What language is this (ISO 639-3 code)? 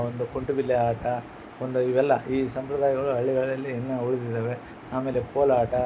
kan